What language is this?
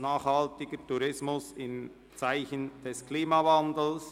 Swiss German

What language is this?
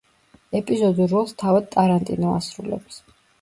Georgian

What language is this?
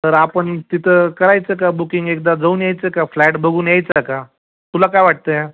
Marathi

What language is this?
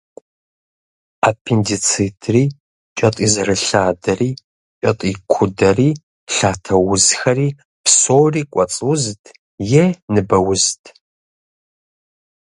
Kabardian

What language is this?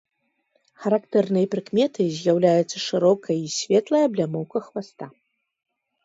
Belarusian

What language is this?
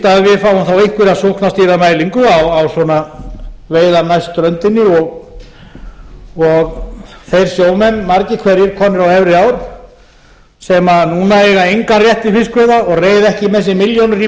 Icelandic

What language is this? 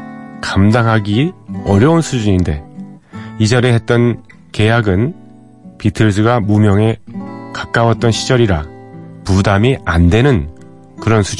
Korean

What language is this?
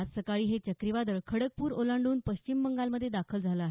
Marathi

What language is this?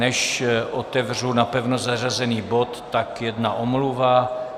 Czech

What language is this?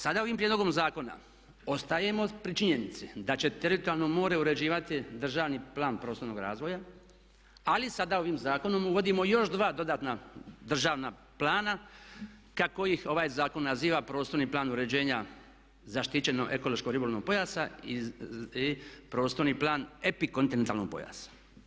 Croatian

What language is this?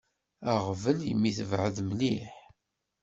Kabyle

